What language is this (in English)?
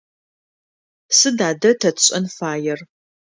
Adyghe